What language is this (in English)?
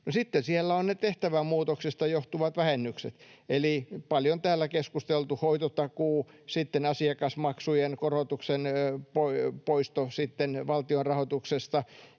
Finnish